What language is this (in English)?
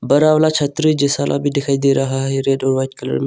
Hindi